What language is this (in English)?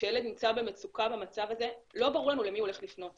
Hebrew